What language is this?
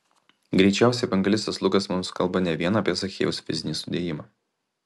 Lithuanian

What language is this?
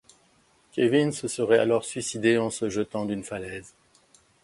French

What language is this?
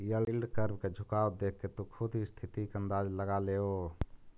Magahi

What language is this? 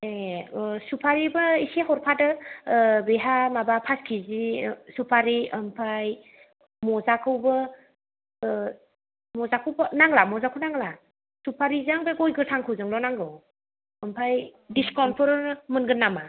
Bodo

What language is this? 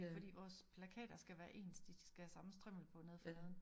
Danish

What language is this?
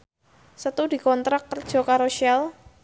Javanese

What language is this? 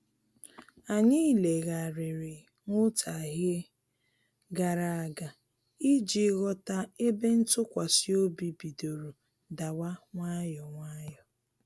Igbo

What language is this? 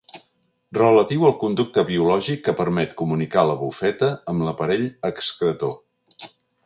Catalan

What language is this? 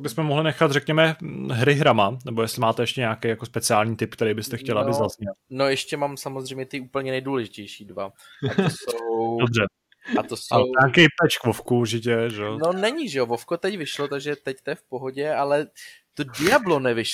Czech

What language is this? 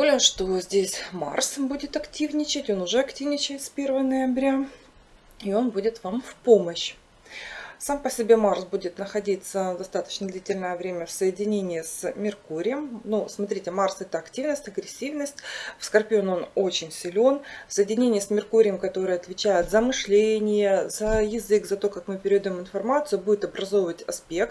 Russian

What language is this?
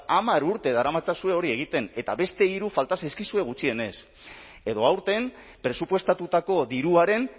Basque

